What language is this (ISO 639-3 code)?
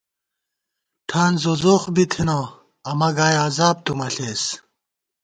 gwt